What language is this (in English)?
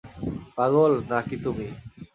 Bangla